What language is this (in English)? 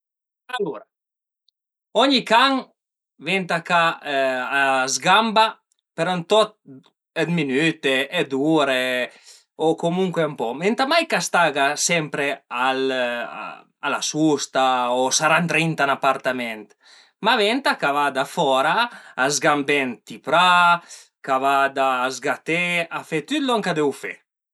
Piedmontese